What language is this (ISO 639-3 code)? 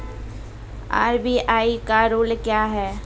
mai